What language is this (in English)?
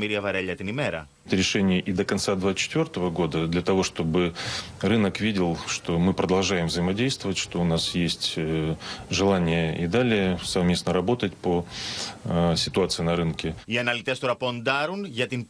Greek